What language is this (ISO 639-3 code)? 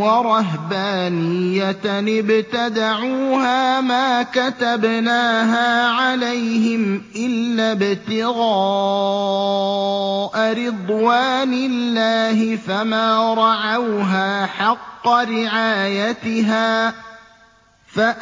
ara